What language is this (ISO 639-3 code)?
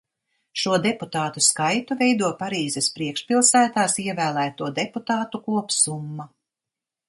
lav